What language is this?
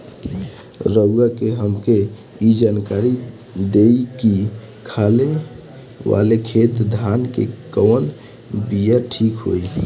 Bhojpuri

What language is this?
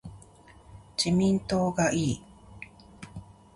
Japanese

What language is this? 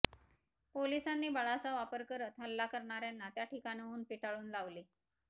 Marathi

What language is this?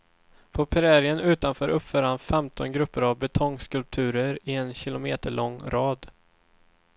Swedish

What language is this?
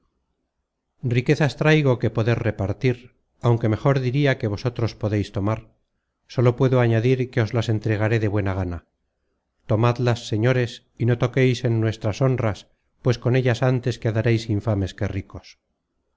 Spanish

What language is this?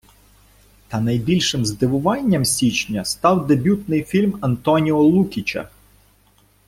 Ukrainian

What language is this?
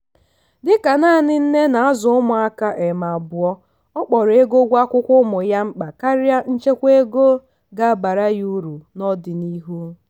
Igbo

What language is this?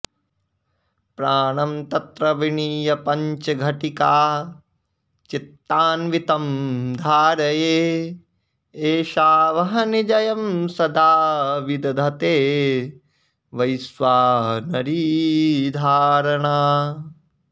Sanskrit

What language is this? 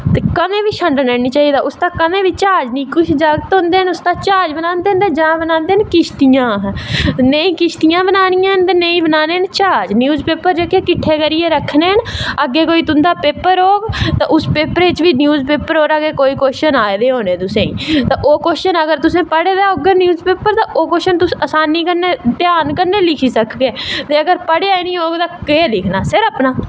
Dogri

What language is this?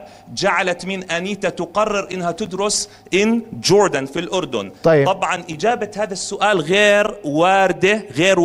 Arabic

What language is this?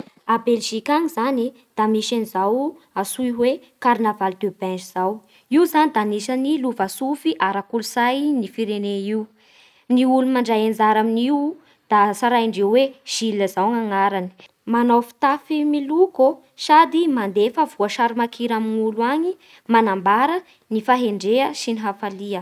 Bara Malagasy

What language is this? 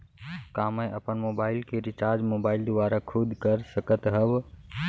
Chhattisgarhi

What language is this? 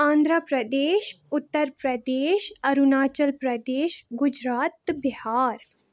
Kashmiri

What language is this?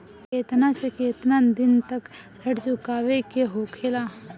Bhojpuri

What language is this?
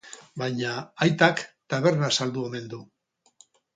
Basque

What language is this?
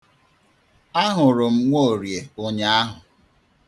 Igbo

